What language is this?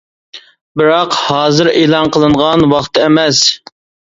Uyghur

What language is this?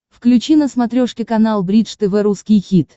Russian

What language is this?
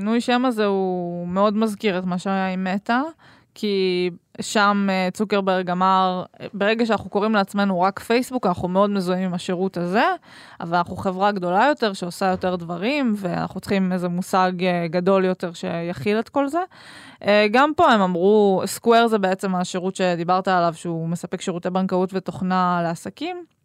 Hebrew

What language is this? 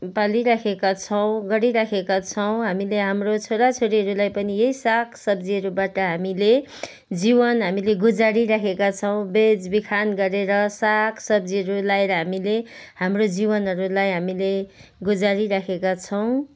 Nepali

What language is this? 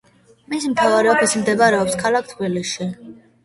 Georgian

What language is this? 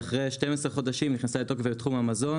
Hebrew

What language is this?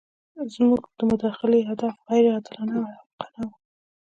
Pashto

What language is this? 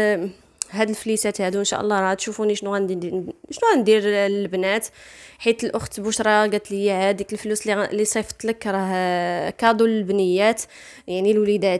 Arabic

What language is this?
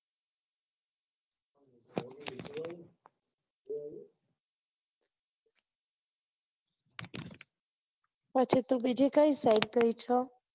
Gujarati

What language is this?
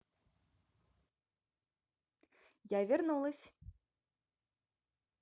Russian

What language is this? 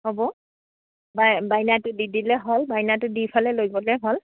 Assamese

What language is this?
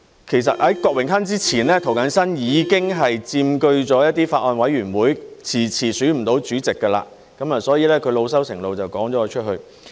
Cantonese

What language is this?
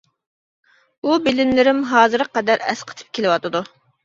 Uyghur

